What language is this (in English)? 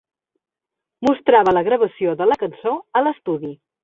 Catalan